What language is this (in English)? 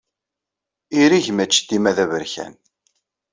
Kabyle